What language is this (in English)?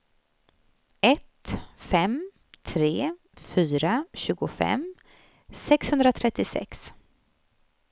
Swedish